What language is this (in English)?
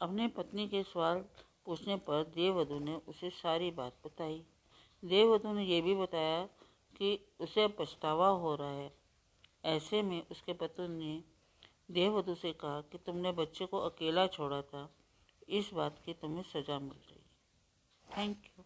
Hindi